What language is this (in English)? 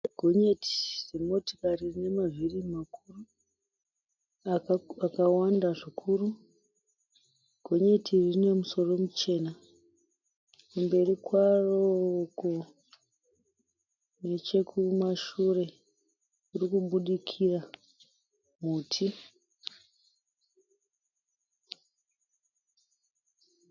Shona